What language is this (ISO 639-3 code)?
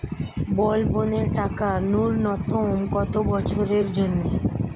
ben